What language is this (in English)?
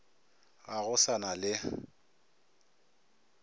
Northern Sotho